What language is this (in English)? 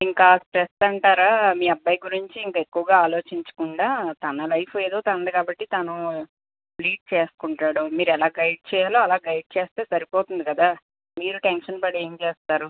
Telugu